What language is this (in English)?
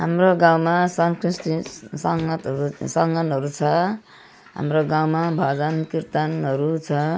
Nepali